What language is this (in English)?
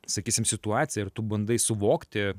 Lithuanian